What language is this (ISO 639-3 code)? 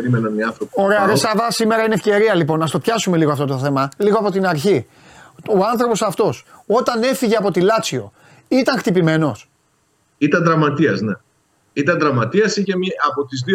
ell